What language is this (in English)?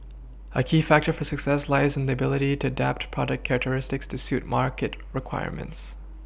English